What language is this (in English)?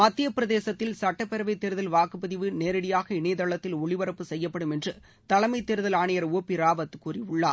Tamil